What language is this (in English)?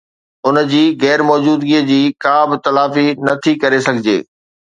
Sindhi